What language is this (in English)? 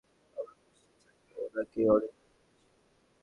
Bangla